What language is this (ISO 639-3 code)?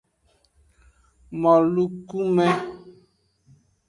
ajg